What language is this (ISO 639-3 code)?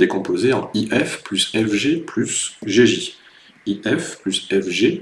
fra